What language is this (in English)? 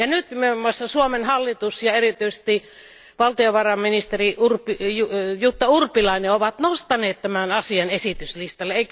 Finnish